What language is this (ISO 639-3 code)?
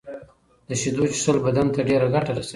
pus